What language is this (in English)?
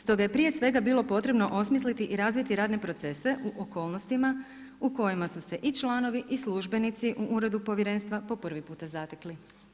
Croatian